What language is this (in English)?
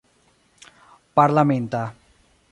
Esperanto